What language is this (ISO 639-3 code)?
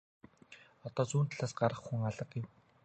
mon